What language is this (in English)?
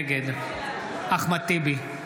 Hebrew